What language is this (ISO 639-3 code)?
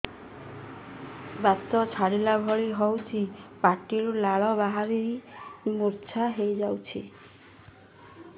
ori